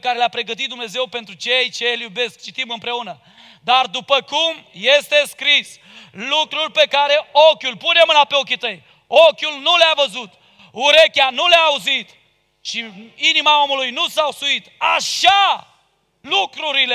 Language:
Romanian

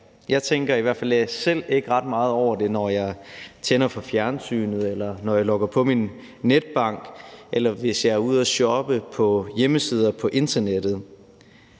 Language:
Danish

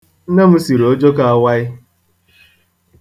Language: Igbo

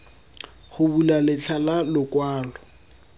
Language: Tswana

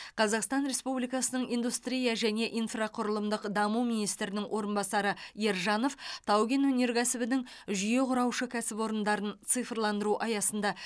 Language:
Kazakh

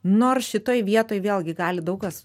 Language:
Lithuanian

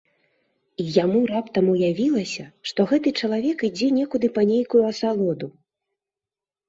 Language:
Belarusian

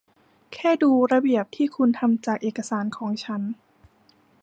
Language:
Thai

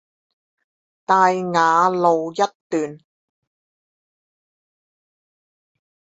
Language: Chinese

